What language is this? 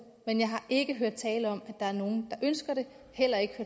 Danish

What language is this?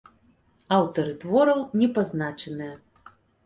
Belarusian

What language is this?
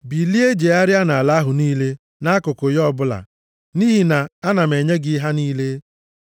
Igbo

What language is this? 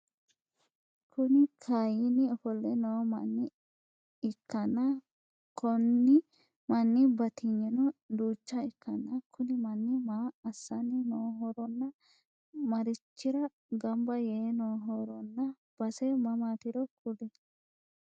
Sidamo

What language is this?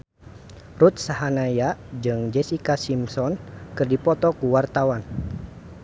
Sundanese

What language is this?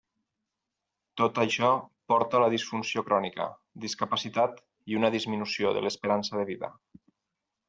Catalan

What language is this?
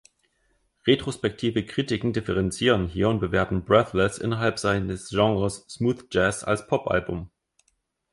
German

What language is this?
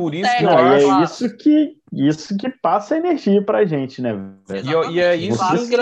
Portuguese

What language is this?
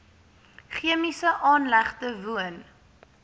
Afrikaans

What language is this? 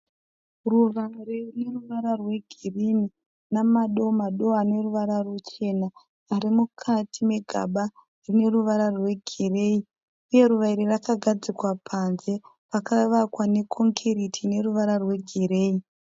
Shona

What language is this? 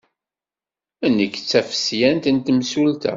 Kabyle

